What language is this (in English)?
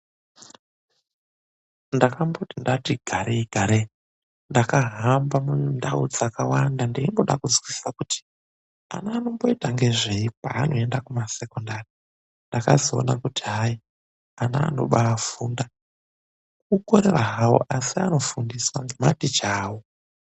Ndau